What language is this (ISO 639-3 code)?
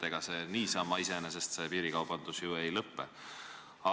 est